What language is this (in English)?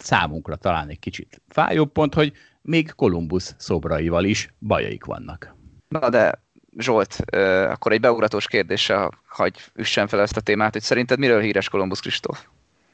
Hungarian